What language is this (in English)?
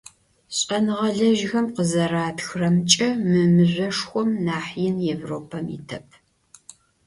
Adyghe